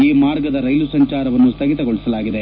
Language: Kannada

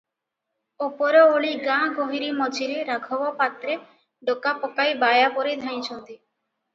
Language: Odia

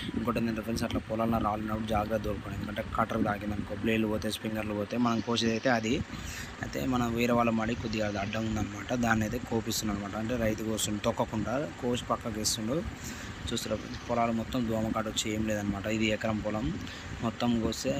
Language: Telugu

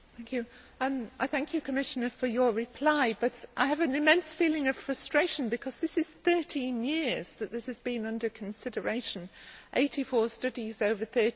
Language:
English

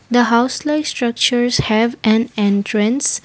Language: English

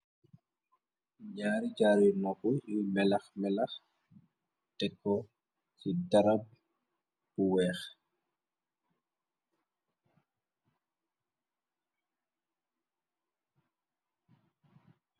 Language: Wolof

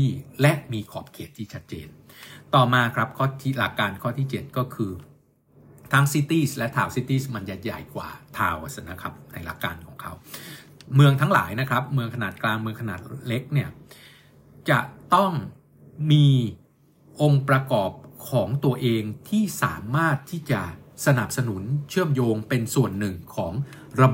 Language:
Thai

